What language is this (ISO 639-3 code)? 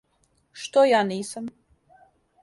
srp